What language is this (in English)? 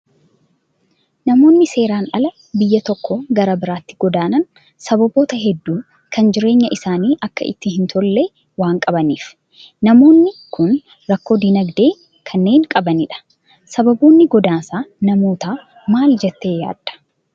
Oromo